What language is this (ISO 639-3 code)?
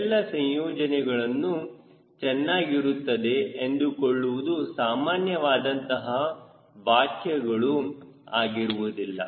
kan